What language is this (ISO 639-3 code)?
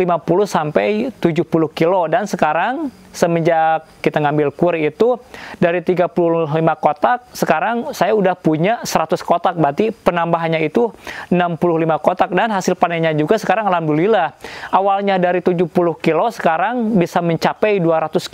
ind